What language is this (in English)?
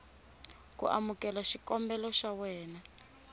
Tsonga